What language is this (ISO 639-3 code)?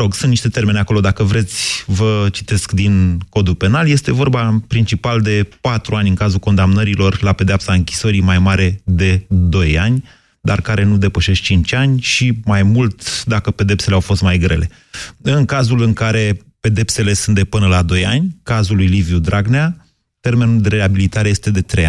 ron